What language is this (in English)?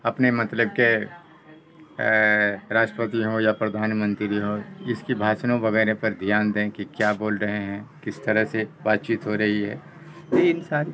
Urdu